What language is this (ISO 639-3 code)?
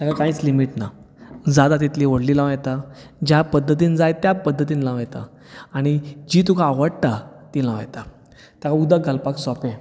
kok